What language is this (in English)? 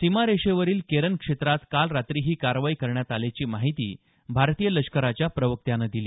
Marathi